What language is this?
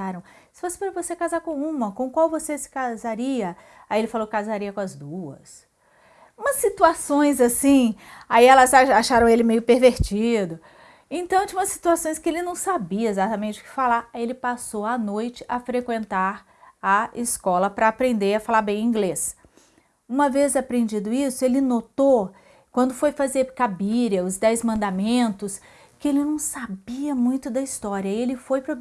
Portuguese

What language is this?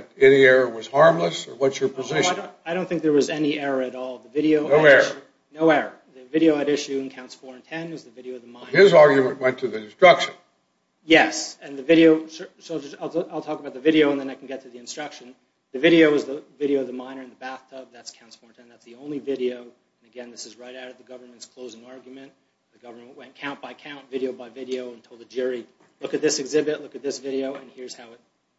English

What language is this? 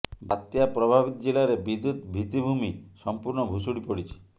Odia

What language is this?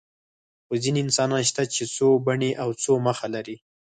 Pashto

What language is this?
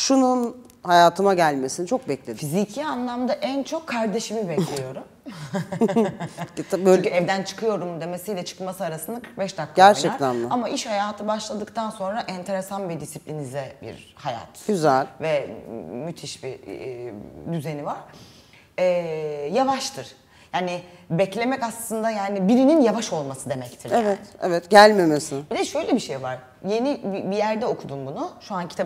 Turkish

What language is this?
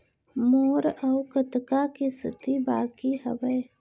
Chhattisgarhi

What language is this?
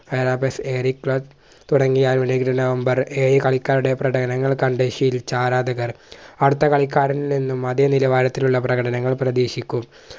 Malayalam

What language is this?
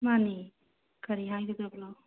Manipuri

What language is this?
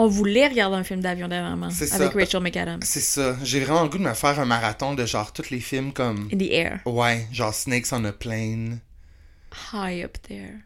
French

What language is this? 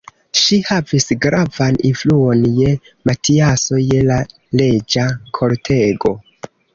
Esperanto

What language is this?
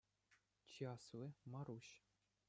Chuvash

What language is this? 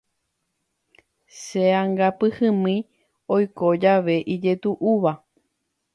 Guarani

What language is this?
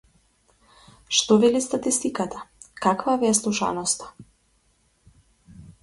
Macedonian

